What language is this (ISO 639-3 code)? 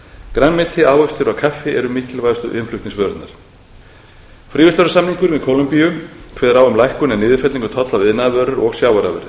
isl